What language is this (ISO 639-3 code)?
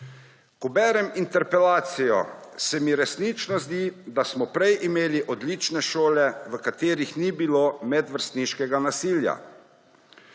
slv